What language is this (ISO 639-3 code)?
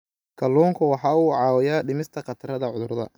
som